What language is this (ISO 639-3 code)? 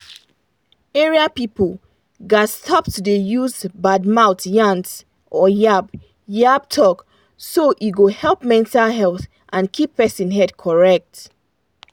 pcm